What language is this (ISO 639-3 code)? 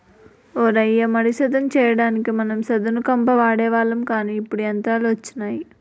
tel